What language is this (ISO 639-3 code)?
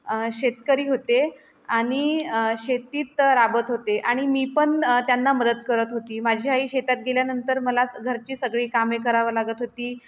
mar